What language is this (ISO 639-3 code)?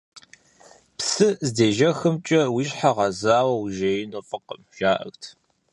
kbd